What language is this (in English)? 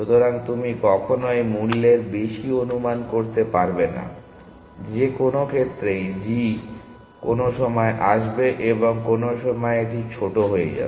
Bangla